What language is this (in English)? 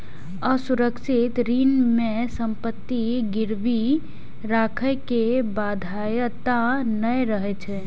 Maithili